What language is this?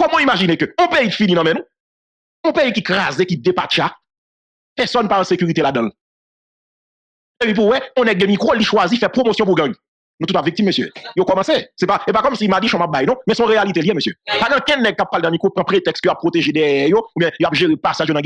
French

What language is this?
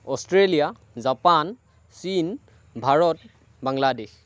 Assamese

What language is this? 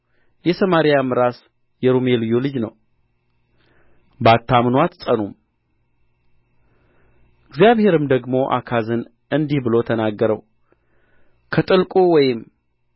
Amharic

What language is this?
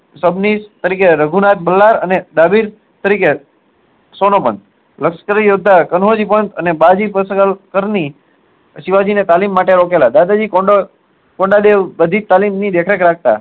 Gujarati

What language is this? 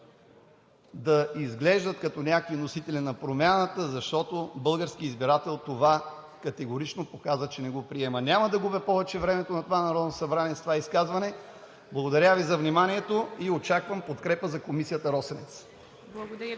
Bulgarian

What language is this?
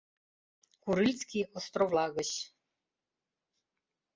Mari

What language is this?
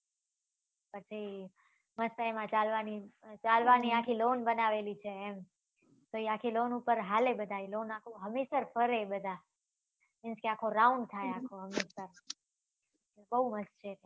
Gujarati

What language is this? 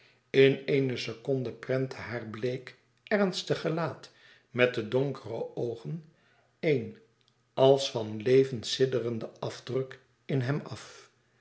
Dutch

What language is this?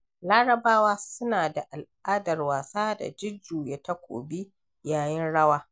Hausa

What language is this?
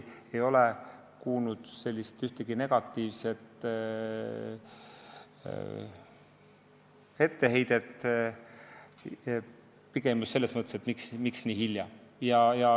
Estonian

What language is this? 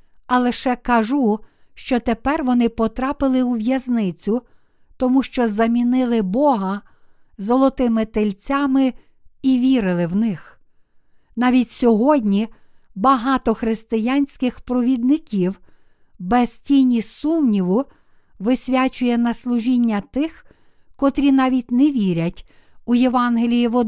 Ukrainian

